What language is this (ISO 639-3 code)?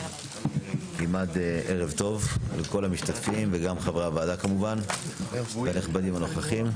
heb